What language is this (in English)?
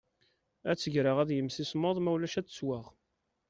Kabyle